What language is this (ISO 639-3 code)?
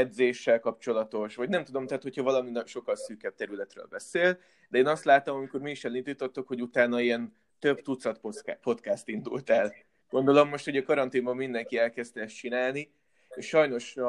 hun